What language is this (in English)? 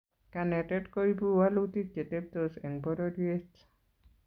Kalenjin